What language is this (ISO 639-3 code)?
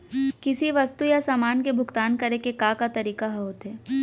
hne